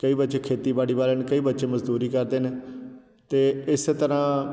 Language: Punjabi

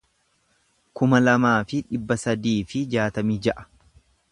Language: Oromo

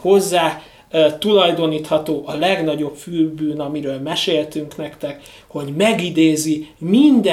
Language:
Hungarian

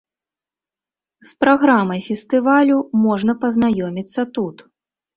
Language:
Belarusian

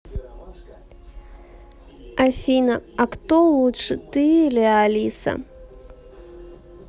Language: Russian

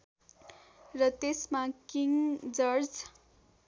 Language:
Nepali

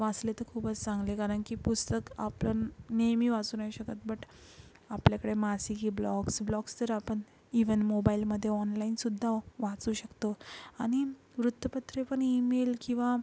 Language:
Marathi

